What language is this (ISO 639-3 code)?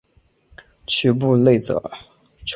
zho